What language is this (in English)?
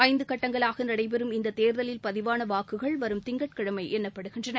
Tamil